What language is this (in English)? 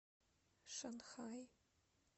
Russian